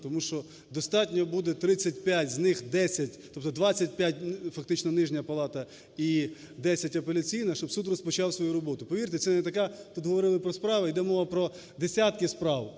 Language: Ukrainian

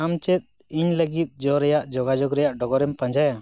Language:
Santali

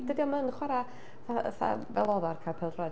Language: Welsh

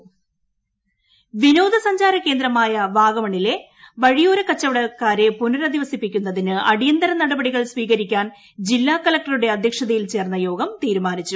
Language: Malayalam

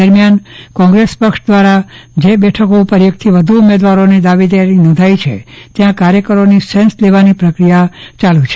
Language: Gujarati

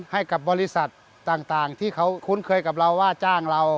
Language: Thai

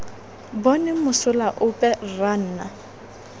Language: Tswana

